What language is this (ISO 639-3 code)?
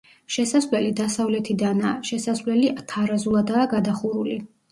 kat